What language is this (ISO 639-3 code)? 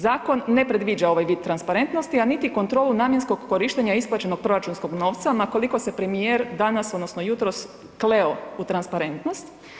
hrv